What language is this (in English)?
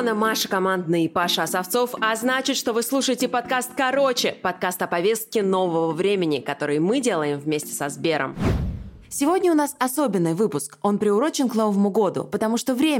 Russian